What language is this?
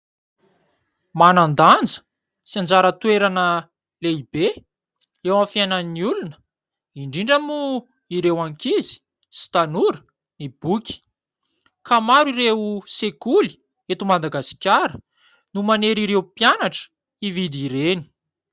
Malagasy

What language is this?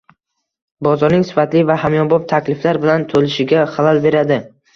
Uzbek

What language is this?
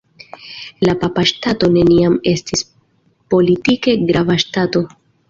Esperanto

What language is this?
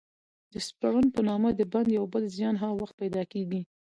Pashto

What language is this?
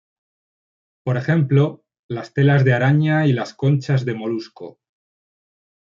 Spanish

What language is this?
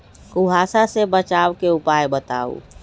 Magahi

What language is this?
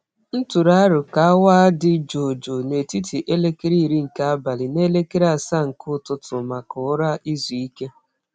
Igbo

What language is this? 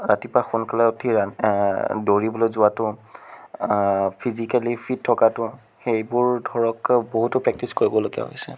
Assamese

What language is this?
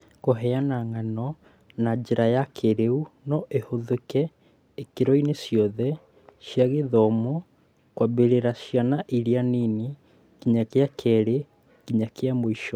Kikuyu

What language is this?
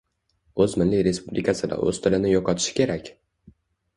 Uzbek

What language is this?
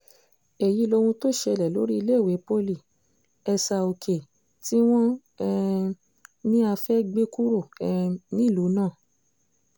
Yoruba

